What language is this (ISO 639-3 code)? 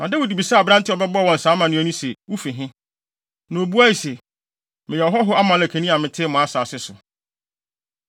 aka